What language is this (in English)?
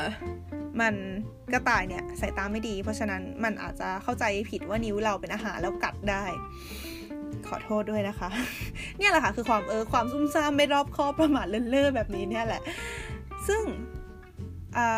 Thai